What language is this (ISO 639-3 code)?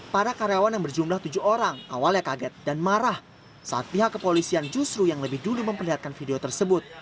ind